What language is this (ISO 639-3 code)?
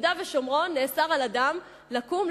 heb